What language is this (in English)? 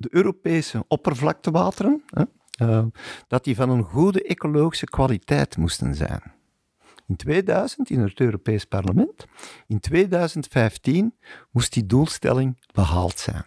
Dutch